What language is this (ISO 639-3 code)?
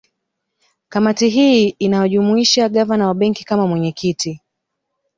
swa